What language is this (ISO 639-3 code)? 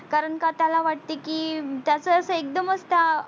mar